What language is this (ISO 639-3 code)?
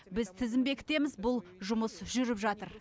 kaz